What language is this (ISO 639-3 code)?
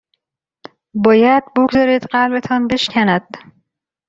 fas